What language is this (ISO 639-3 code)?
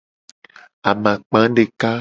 gej